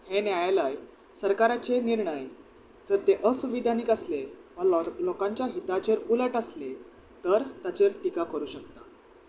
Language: Konkani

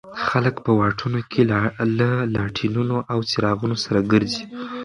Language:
Pashto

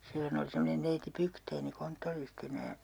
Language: Finnish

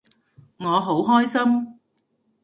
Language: Cantonese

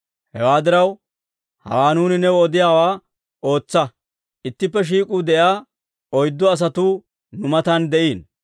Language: Dawro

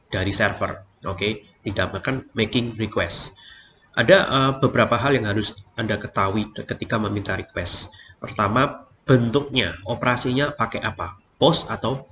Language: Indonesian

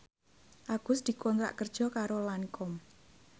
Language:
Javanese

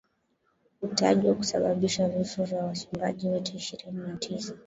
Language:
Swahili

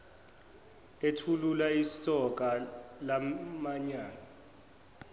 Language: Zulu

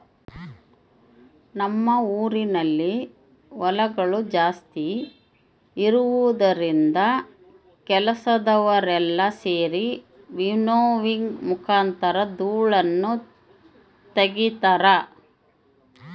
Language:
Kannada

